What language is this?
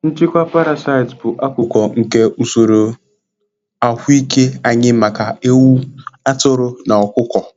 Igbo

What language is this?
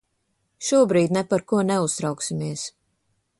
Latvian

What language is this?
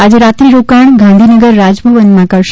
Gujarati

